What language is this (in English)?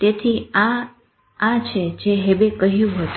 Gujarati